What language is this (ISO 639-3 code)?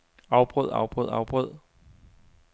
dan